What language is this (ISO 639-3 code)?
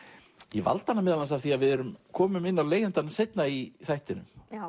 isl